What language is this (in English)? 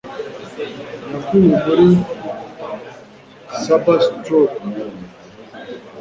Kinyarwanda